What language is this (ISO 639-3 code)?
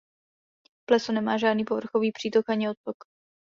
ces